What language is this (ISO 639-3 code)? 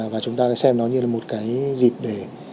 vie